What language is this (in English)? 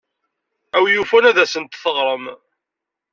Kabyle